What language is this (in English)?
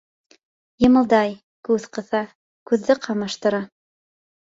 Bashkir